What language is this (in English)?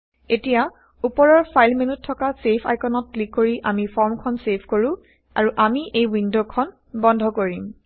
Assamese